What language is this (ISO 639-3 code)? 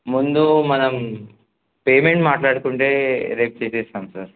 tel